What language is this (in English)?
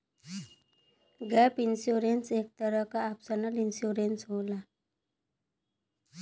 Bhojpuri